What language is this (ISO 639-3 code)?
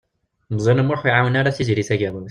kab